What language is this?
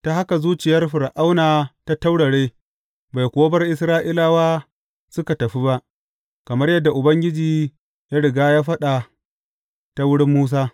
Hausa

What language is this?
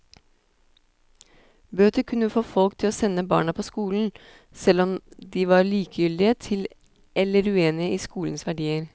Norwegian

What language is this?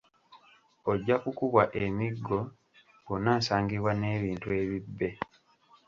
Ganda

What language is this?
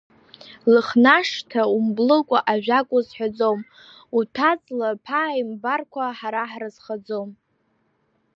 Abkhazian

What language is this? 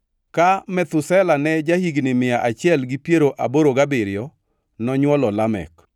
Luo (Kenya and Tanzania)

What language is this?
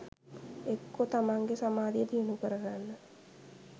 Sinhala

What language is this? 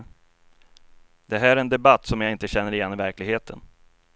Swedish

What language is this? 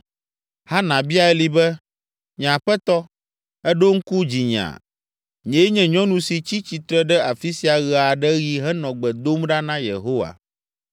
Ewe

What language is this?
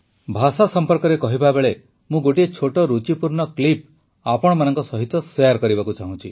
Odia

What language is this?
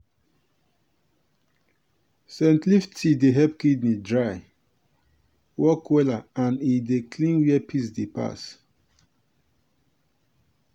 Nigerian Pidgin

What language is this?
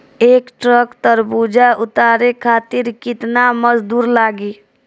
Bhojpuri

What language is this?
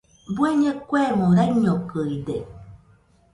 Nüpode Huitoto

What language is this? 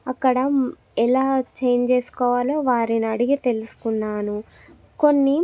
Telugu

